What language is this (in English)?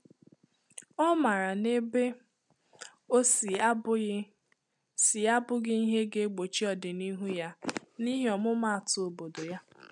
Igbo